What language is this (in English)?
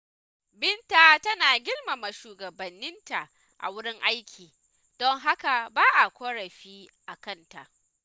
Hausa